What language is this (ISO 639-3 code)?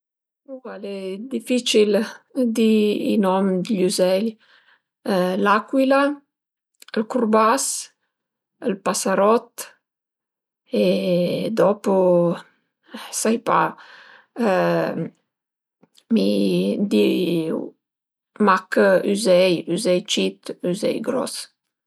pms